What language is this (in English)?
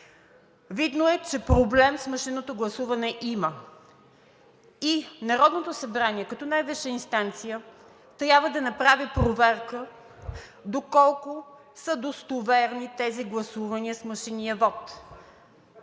Bulgarian